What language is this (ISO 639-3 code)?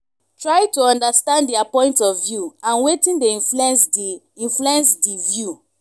pcm